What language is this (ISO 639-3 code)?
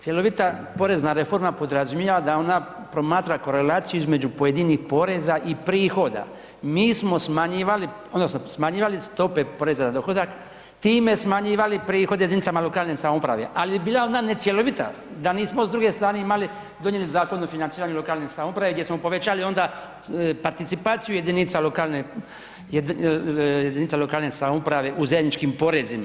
hrv